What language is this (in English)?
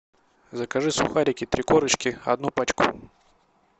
Russian